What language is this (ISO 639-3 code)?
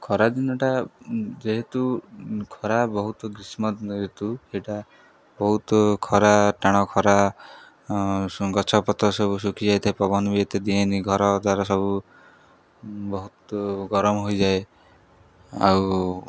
ori